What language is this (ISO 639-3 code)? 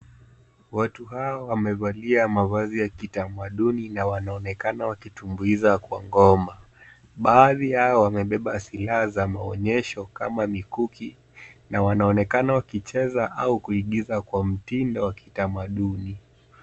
swa